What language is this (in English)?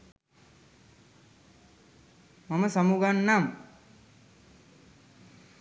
Sinhala